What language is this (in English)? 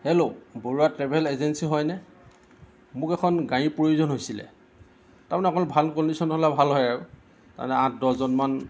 Assamese